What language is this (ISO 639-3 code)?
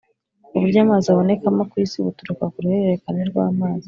kin